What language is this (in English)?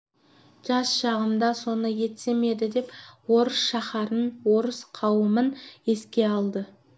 Kazakh